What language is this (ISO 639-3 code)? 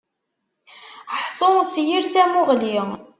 kab